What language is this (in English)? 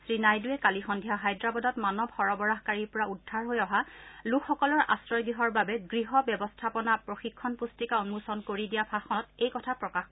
Assamese